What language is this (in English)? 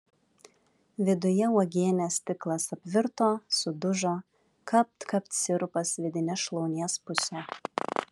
Lithuanian